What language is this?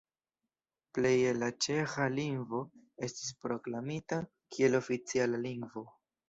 Esperanto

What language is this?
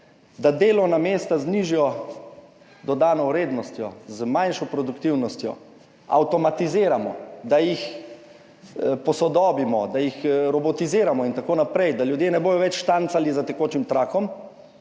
Slovenian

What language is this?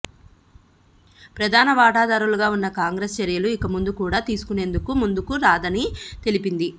Telugu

